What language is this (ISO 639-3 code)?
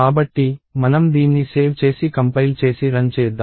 tel